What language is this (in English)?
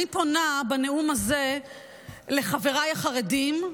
Hebrew